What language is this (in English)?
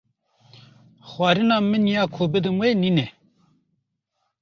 Kurdish